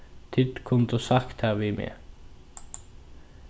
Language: Faroese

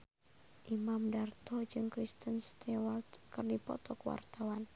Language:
Sundanese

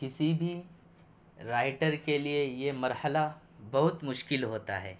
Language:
Urdu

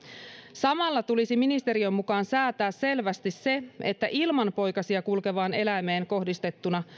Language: Finnish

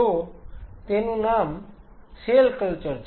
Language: Gujarati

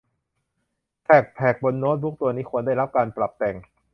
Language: Thai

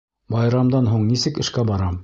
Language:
Bashkir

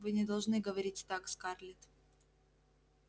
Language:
Russian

